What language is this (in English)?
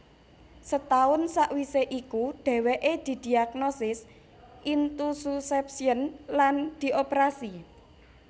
Javanese